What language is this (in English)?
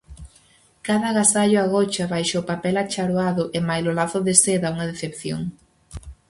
Galician